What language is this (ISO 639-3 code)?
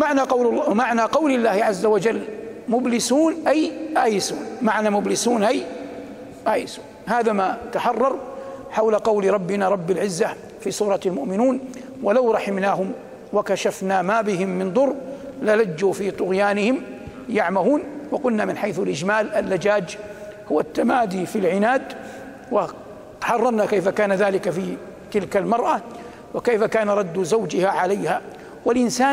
ara